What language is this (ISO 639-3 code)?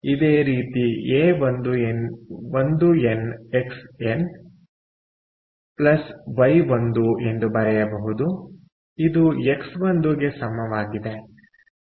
kan